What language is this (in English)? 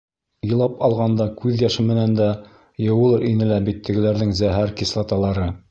Bashkir